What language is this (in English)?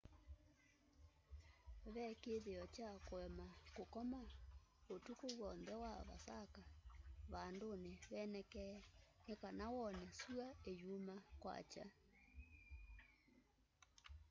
Kamba